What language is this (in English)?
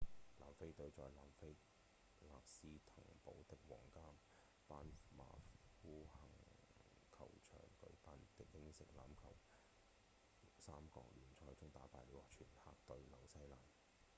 Cantonese